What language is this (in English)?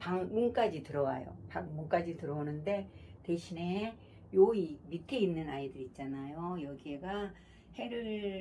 Korean